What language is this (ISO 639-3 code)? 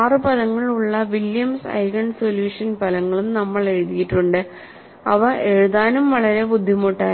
mal